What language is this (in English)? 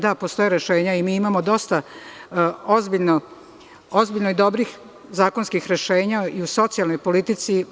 Serbian